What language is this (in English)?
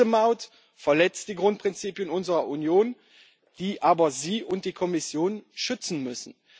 German